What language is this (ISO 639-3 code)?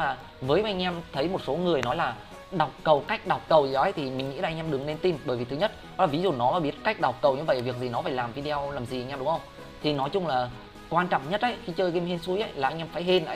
vie